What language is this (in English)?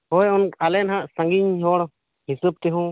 Santali